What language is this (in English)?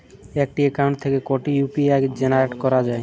Bangla